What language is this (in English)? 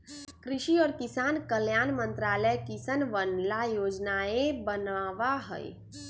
Magahi